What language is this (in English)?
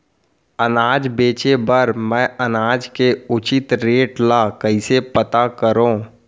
Chhattisgarhi